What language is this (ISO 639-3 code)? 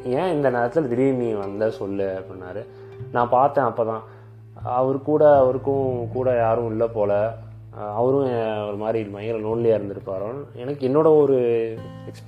tam